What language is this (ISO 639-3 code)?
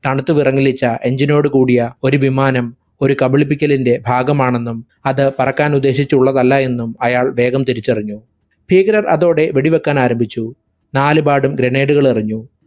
mal